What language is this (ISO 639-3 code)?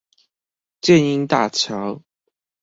zho